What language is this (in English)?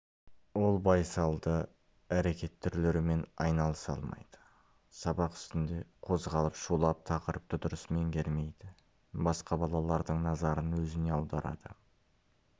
Kazakh